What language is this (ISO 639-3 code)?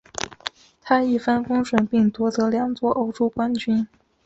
zho